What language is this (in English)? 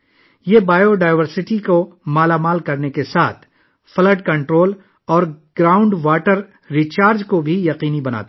Urdu